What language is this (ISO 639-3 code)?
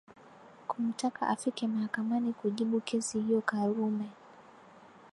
swa